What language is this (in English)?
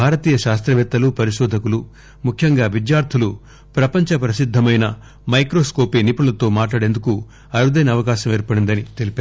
Telugu